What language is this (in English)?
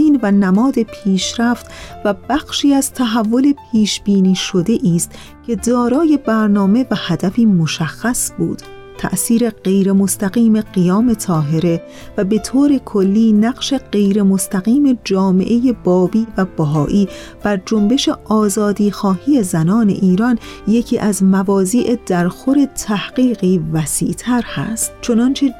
Persian